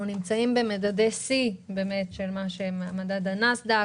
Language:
Hebrew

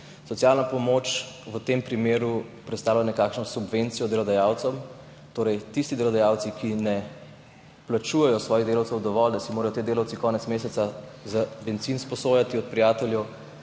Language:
Slovenian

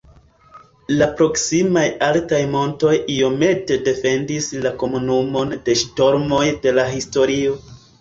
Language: Esperanto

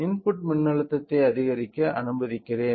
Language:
Tamil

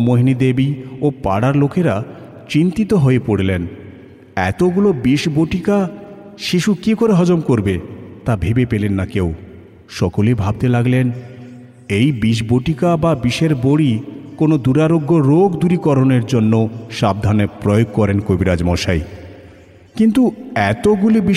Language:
Bangla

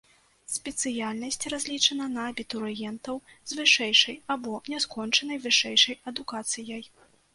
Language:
Belarusian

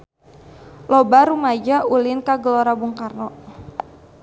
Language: Sundanese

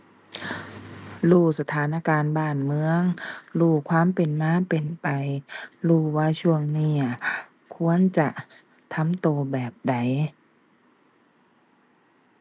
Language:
Thai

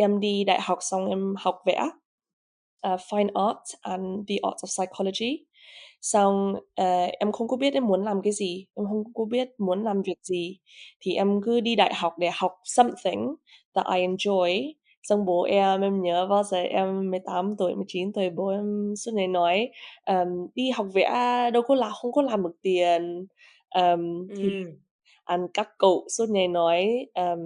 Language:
Vietnamese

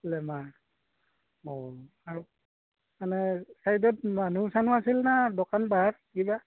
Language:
Assamese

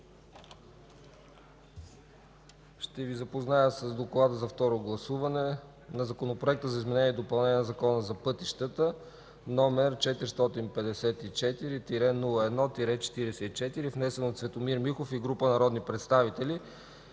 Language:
Bulgarian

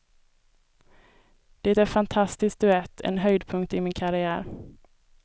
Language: Swedish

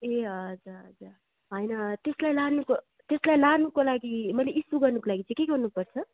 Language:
Nepali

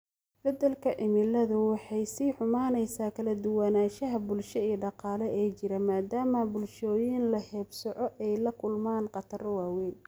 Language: Somali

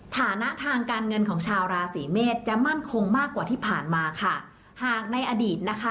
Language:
Thai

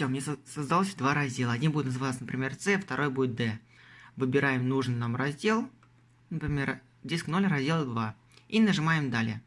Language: Russian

